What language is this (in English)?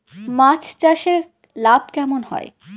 Bangla